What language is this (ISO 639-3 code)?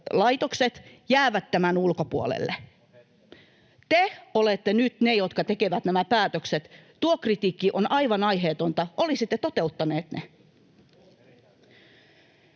fin